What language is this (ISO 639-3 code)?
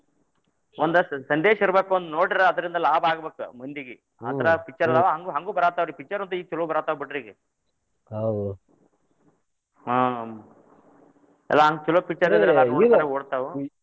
kan